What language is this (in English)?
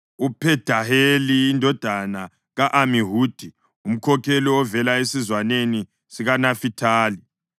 North Ndebele